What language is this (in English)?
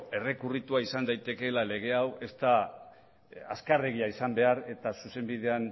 Basque